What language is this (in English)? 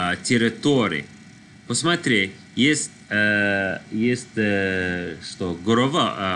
Russian